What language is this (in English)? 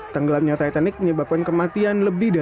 Indonesian